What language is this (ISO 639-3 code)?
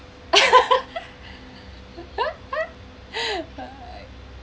eng